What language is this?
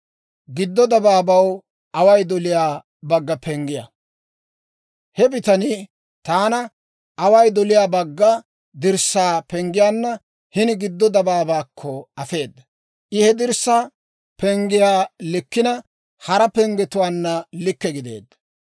Dawro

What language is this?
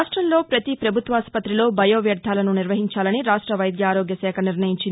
Telugu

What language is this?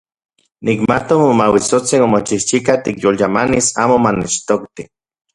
Central Puebla Nahuatl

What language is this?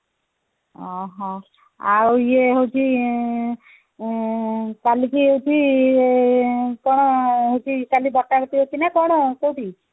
Odia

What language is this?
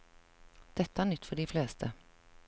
Norwegian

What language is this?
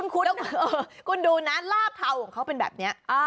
Thai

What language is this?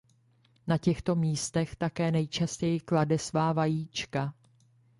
Czech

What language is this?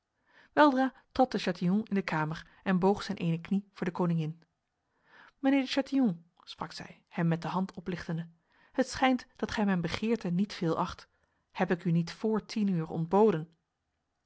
Dutch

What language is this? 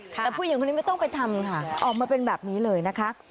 Thai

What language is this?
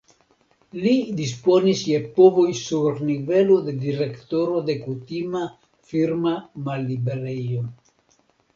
Esperanto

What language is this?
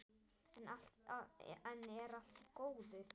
Icelandic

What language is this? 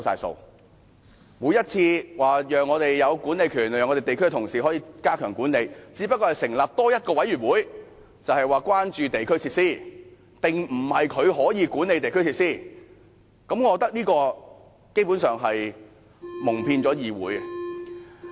Cantonese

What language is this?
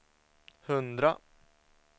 Swedish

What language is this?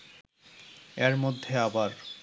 Bangla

